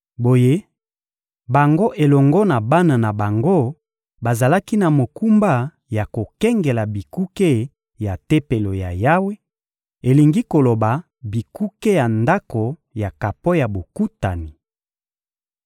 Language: Lingala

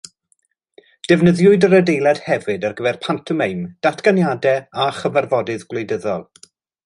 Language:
Welsh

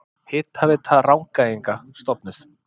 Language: Icelandic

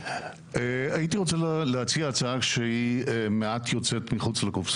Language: Hebrew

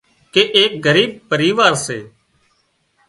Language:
Wadiyara Koli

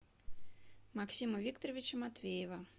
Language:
Russian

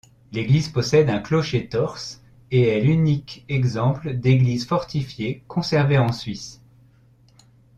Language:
French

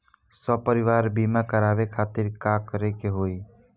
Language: Bhojpuri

